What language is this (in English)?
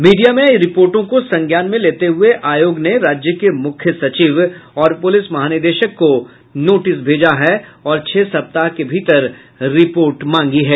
Hindi